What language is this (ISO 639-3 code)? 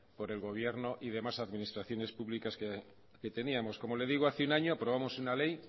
spa